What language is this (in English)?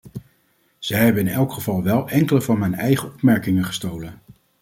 Dutch